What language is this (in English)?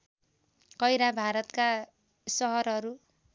Nepali